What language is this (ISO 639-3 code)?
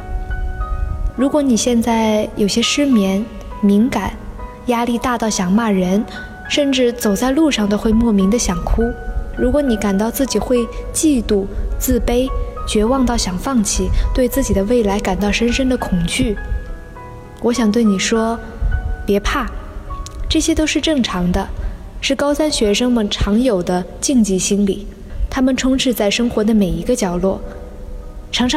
zho